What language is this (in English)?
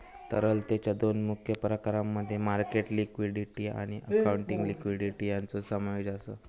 Marathi